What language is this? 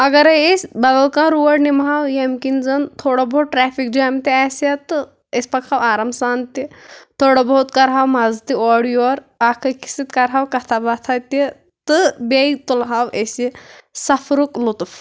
Kashmiri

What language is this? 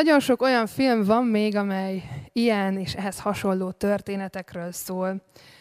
Hungarian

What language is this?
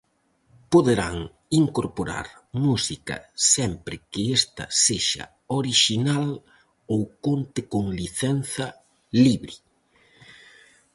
Galician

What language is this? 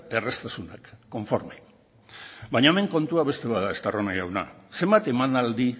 Basque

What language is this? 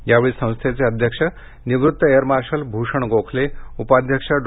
Marathi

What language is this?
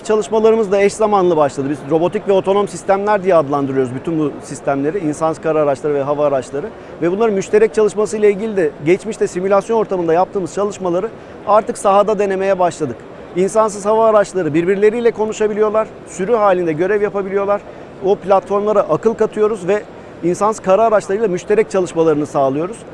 Turkish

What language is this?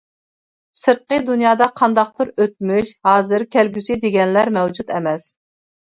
Uyghur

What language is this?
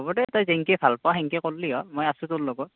Assamese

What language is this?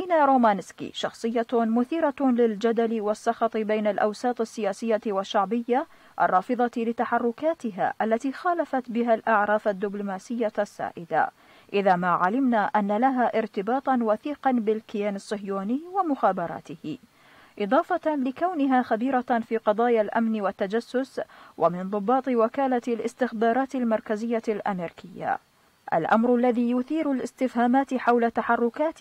Arabic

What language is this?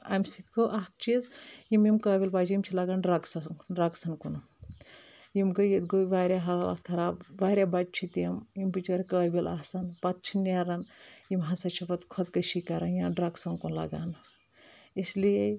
Kashmiri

